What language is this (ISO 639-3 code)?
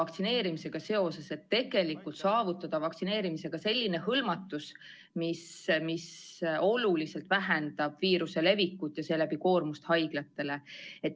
est